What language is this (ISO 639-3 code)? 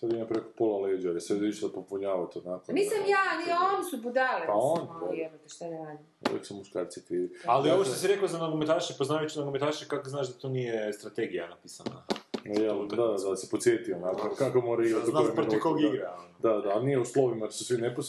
hrv